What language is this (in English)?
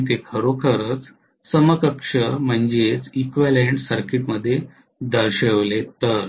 Marathi